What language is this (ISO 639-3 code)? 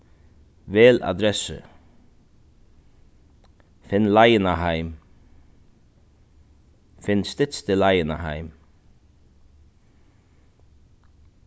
fao